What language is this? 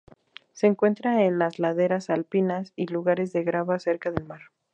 Spanish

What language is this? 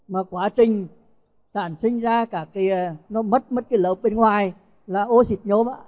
Vietnamese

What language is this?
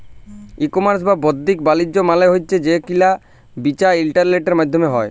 Bangla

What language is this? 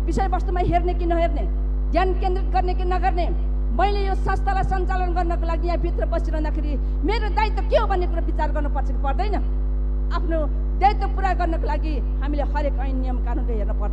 Indonesian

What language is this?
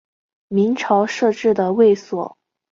Chinese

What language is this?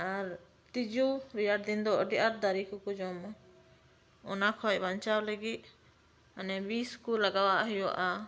Santali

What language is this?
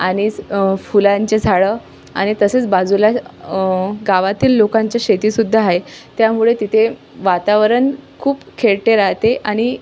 Marathi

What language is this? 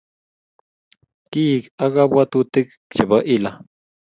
Kalenjin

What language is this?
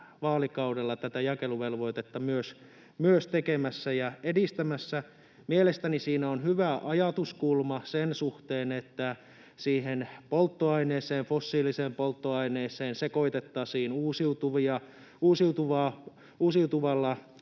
Finnish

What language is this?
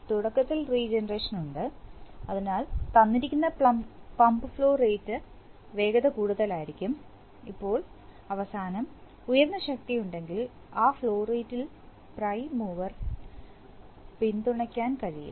Malayalam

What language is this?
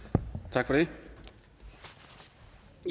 Danish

